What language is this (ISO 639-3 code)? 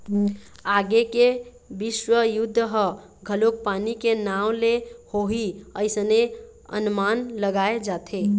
hne